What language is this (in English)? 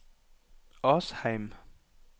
Norwegian